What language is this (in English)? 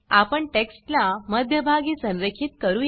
Marathi